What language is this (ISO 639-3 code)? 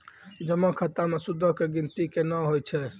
mai